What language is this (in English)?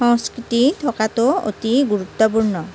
Assamese